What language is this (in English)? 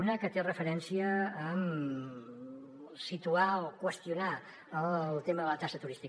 Catalan